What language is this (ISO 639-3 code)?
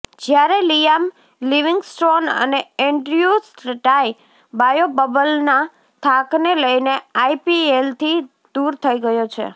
guj